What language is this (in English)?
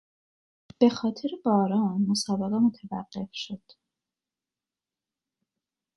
Persian